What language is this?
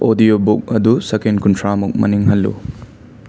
Manipuri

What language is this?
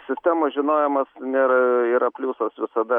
Lithuanian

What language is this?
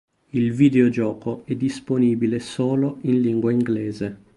Italian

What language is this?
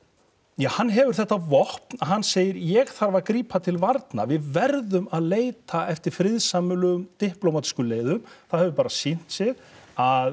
Icelandic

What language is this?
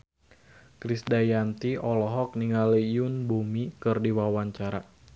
Sundanese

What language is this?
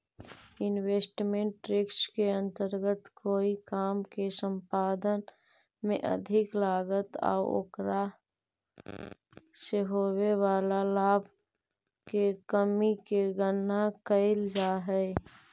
Magahi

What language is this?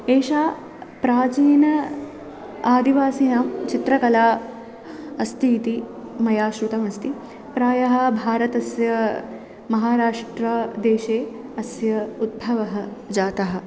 Sanskrit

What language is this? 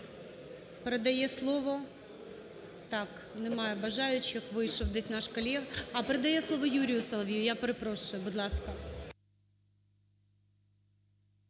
Ukrainian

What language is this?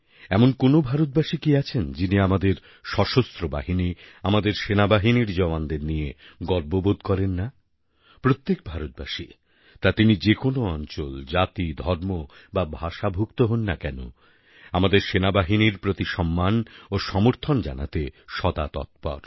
Bangla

